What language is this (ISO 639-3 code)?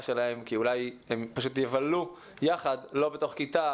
heb